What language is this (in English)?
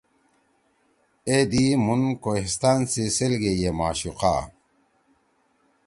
Torwali